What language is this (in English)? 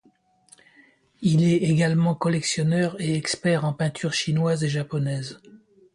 French